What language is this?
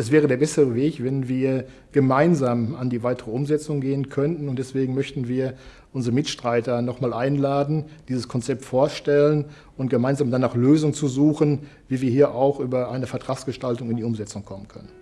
German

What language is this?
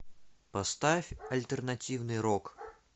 Russian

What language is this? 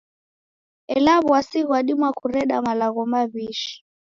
Taita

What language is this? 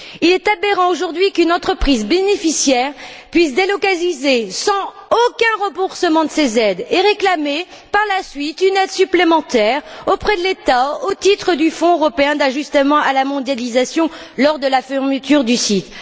French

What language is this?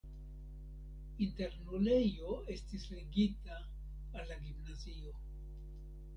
Esperanto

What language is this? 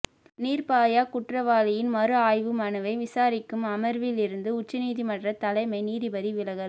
Tamil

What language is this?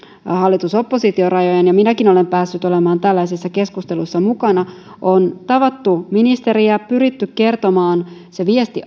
Finnish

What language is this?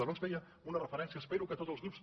Catalan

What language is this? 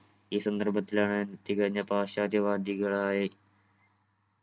Malayalam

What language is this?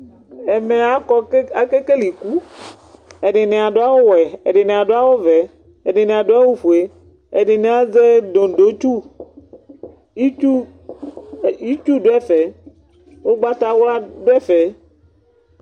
Ikposo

